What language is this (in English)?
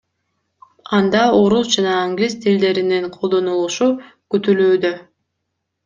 Kyrgyz